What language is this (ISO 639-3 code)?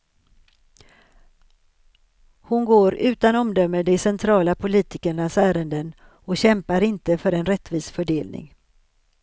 swe